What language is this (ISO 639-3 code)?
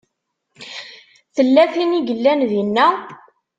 kab